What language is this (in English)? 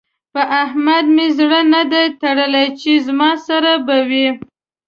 Pashto